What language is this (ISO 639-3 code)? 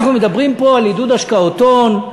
heb